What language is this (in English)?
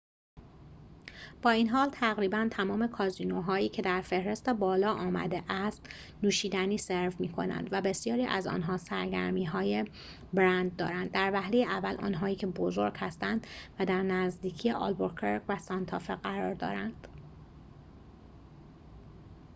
Persian